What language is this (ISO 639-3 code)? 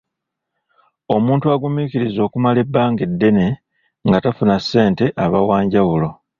lug